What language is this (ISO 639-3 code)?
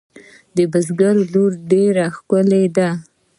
pus